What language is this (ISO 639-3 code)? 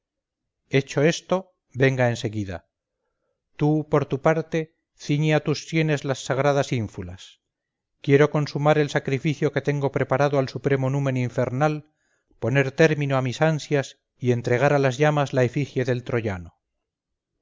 spa